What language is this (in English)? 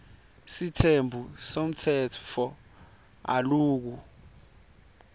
Swati